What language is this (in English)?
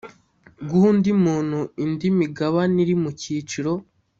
Kinyarwanda